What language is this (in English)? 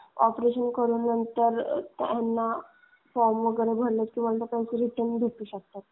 Marathi